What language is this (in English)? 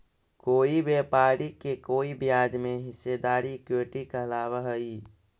Magahi